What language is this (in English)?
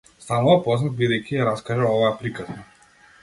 Macedonian